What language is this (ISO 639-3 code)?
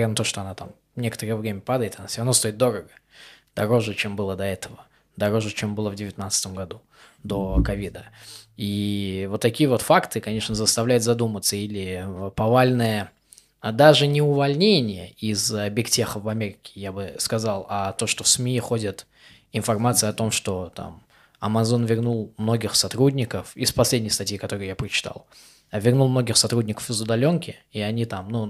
rus